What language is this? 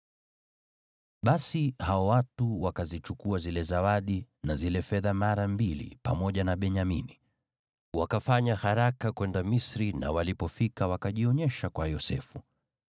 Swahili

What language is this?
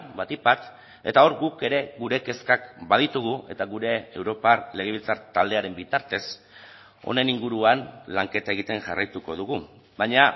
Basque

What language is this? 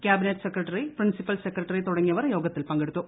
Malayalam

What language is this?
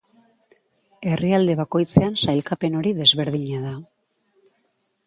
Basque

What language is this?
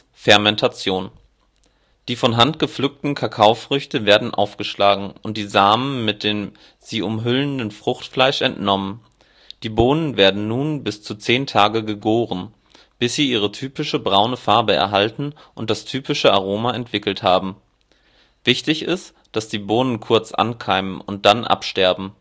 German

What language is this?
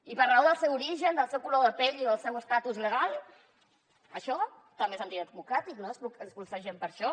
Catalan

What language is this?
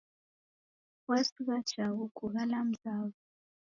Taita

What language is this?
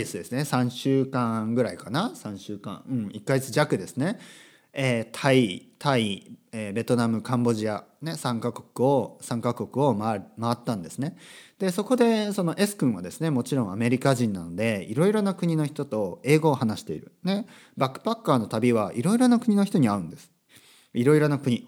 Japanese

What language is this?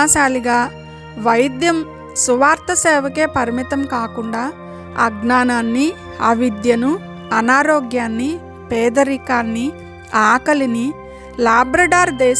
Telugu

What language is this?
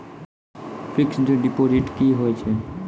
Maithili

